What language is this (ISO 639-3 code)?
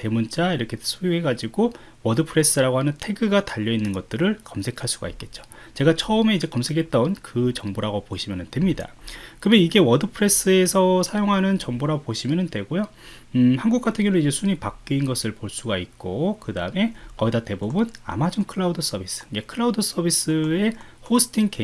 kor